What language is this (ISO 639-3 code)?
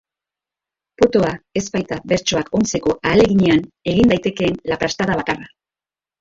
eus